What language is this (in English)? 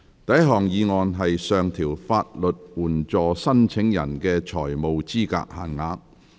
Cantonese